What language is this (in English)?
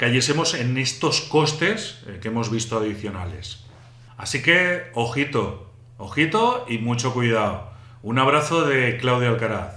Spanish